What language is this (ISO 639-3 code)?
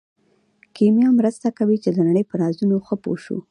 pus